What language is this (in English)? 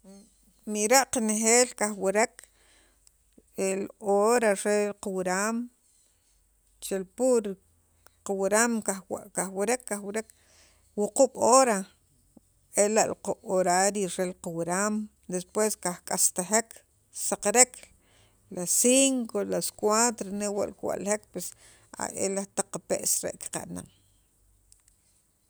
Sacapulteco